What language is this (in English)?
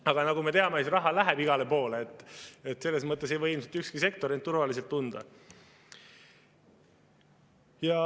Estonian